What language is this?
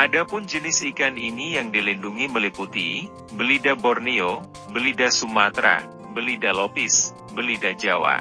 Indonesian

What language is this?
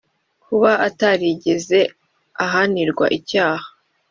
Kinyarwanda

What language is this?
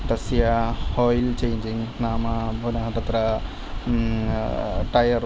Sanskrit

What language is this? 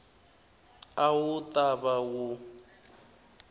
Tsonga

